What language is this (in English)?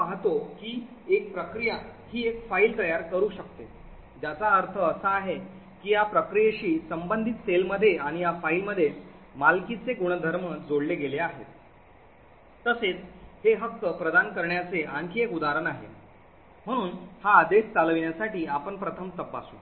Marathi